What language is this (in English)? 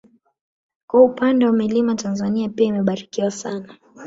Swahili